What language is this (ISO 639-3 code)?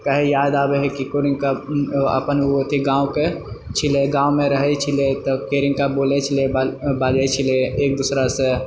mai